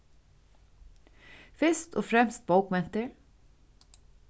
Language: Faroese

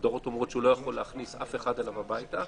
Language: Hebrew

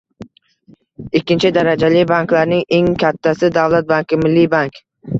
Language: Uzbek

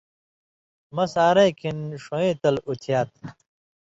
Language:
Indus Kohistani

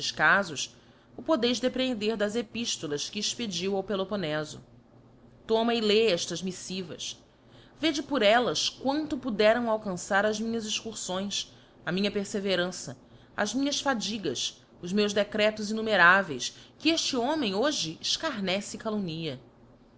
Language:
Portuguese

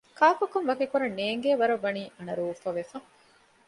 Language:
Divehi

